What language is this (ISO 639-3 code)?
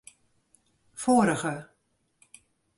fry